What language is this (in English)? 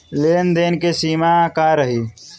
Bhojpuri